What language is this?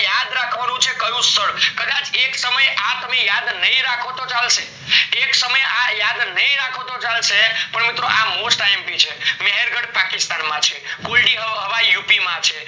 Gujarati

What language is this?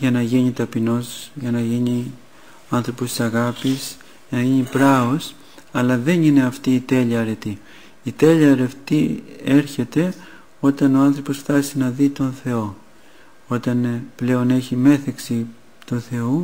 Greek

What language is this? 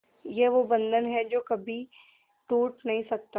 Hindi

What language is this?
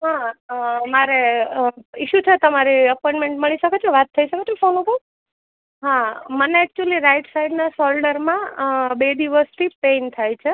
Gujarati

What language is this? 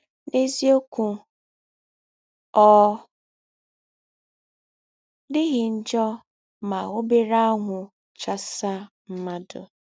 Igbo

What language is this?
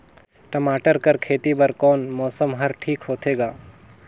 Chhattisgarhi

